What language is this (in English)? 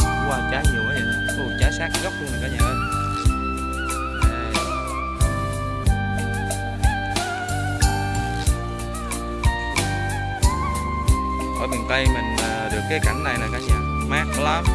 Vietnamese